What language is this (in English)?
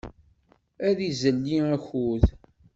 Kabyle